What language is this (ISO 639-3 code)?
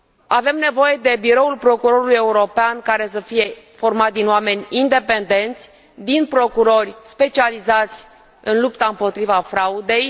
ron